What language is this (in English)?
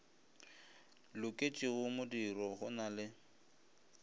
Northern Sotho